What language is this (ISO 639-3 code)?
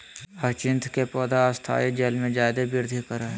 mag